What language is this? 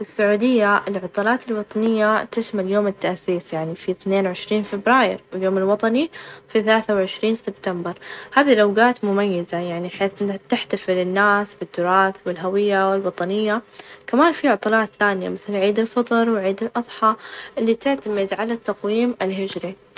Najdi Arabic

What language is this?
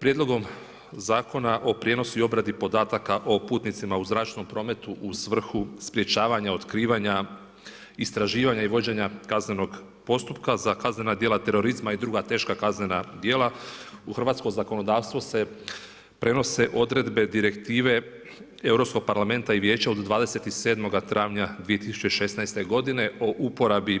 Croatian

